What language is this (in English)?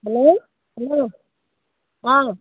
Assamese